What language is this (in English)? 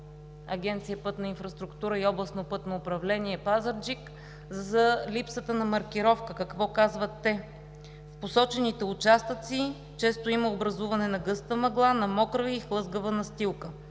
Bulgarian